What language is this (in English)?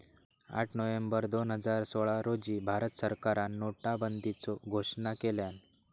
Marathi